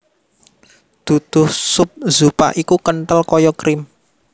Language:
Javanese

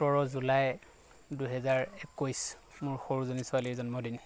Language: Assamese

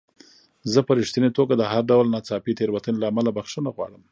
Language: Pashto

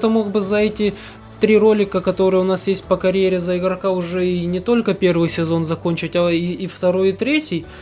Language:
Russian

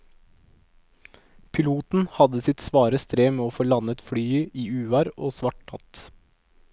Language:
Norwegian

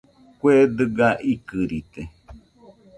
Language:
Nüpode Huitoto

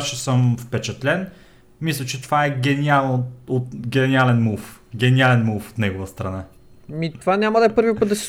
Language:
Bulgarian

